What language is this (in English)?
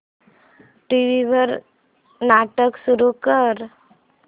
Marathi